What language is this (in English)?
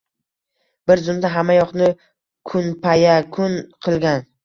Uzbek